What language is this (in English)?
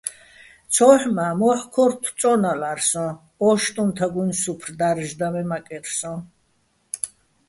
Bats